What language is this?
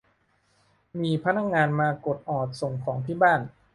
Thai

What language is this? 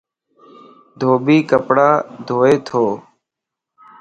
Lasi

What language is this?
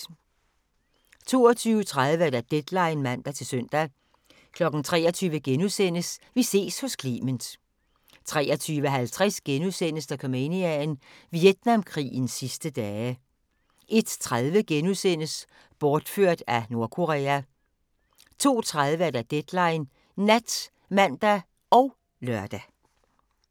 Danish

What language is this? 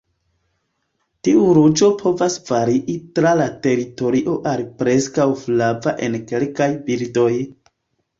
Esperanto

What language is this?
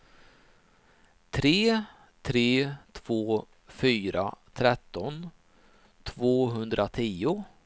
Swedish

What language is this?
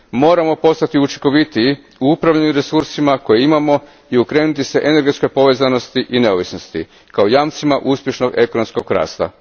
Croatian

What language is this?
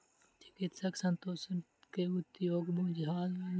Maithili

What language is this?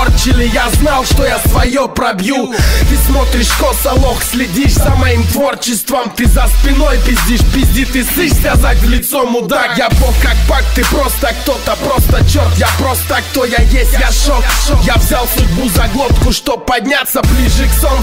Russian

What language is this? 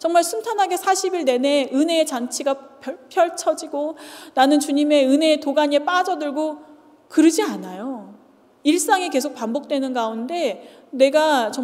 Korean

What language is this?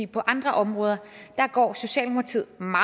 Danish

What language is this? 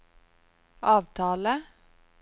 Norwegian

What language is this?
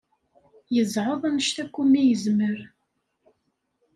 Kabyle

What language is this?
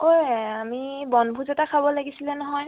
Assamese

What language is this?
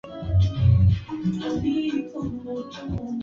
Swahili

